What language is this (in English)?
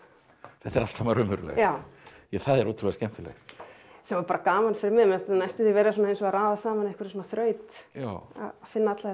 Icelandic